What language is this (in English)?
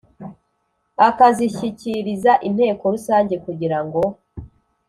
Kinyarwanda